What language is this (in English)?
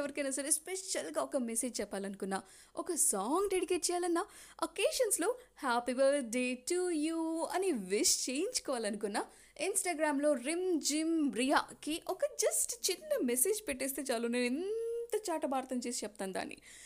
Telugu